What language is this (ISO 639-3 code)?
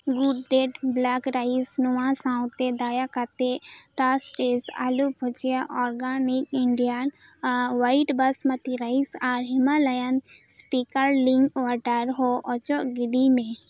sat